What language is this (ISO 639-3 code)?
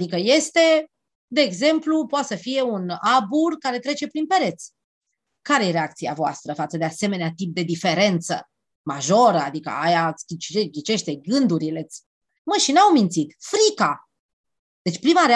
ron